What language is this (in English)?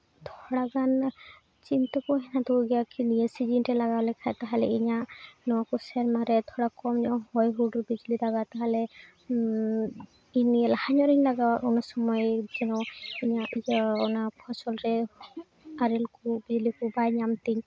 Santali